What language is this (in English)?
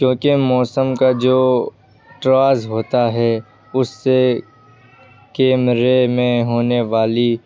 Urdu